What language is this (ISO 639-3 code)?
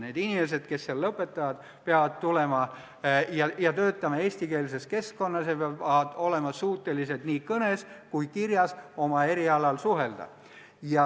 est